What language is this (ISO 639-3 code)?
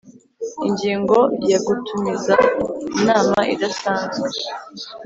kin